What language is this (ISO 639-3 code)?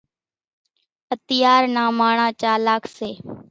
gjk